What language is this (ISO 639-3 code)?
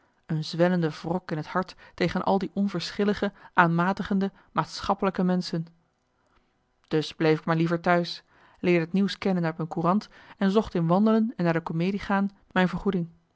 nld